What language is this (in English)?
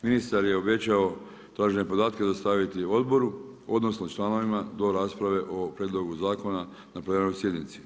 Croatian